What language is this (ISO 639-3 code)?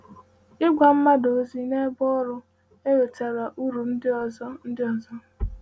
ibo